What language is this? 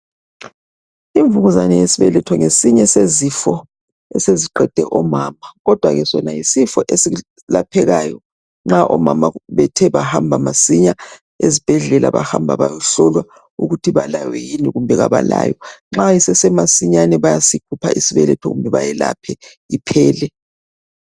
North Ndebele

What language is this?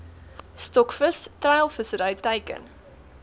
Afrikaans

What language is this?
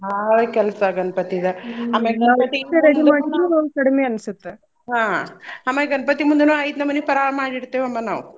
Kannada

